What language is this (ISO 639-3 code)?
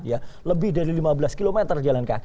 ind